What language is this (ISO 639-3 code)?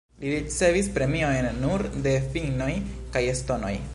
epo